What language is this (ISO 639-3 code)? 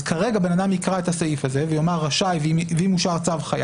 heb